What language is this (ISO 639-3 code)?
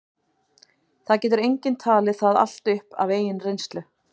isl